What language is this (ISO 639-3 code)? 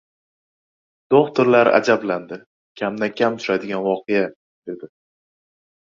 uzb